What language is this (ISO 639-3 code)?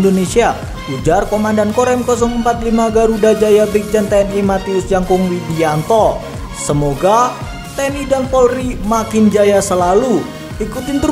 ind